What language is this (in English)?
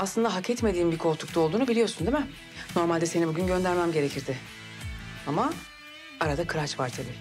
Turkish